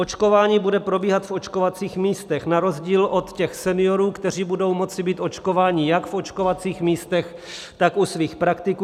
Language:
Czech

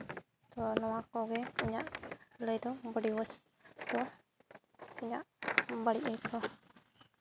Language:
Santali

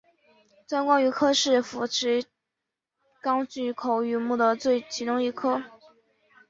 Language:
Chinese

